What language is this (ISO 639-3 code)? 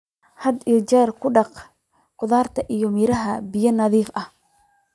som